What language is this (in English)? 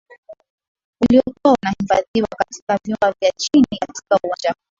Swahili